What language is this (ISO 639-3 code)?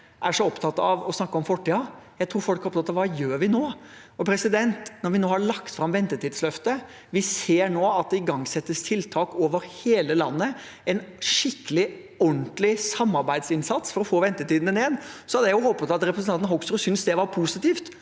nor